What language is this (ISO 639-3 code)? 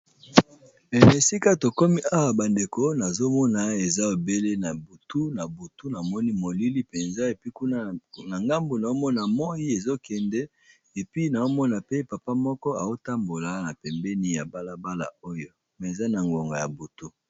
lin